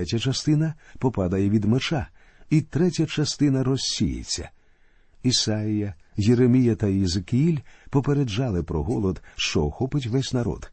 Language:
Ukrainian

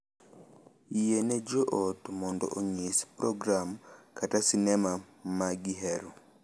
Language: Luo (Kenya and Tanzania)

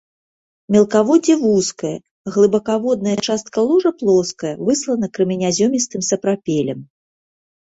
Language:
Belarusian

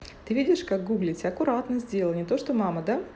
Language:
Russian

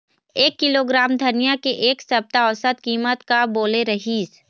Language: Chhattisgarhi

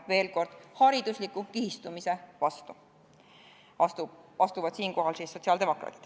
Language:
Estonian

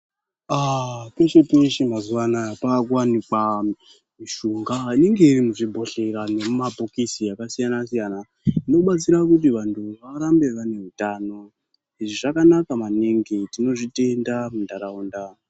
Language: Ndau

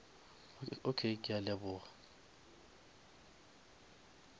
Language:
Northern Sotho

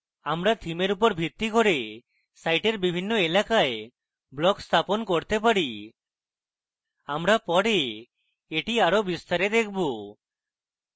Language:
Bangla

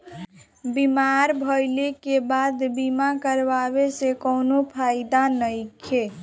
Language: Bhojpuri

